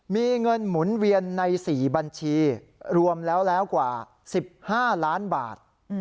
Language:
Thai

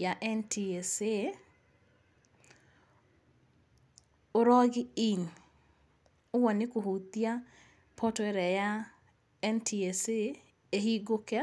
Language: Kikuyu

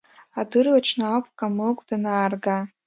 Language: Abkhazian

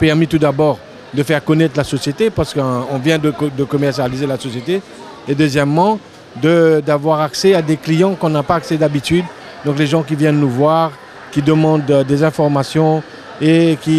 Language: French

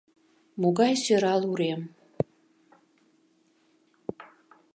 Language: Mari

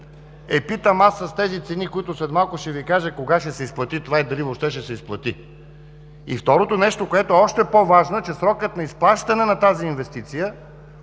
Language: Bulgarian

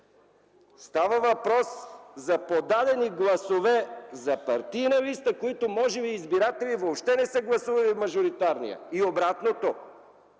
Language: Bulgarian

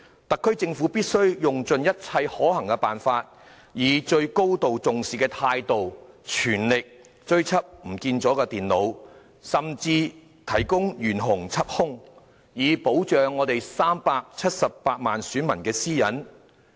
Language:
Cantonese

